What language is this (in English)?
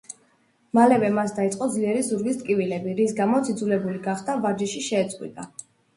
Georgian